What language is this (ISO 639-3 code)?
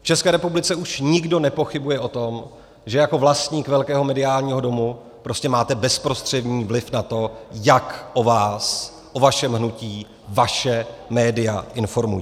ces